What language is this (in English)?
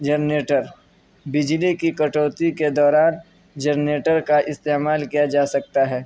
Urdu